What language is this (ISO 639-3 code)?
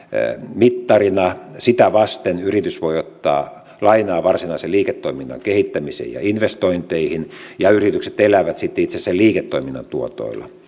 fin